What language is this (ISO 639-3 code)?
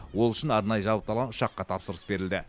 kaz